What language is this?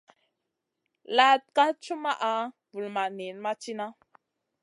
Masana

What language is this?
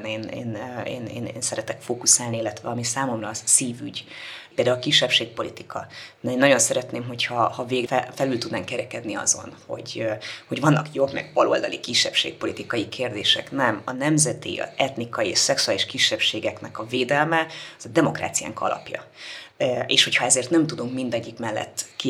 Hungarian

